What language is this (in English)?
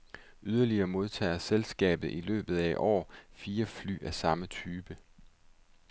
Danish